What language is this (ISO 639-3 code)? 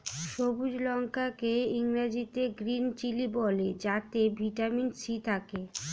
ben